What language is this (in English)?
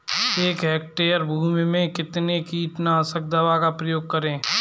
Hindi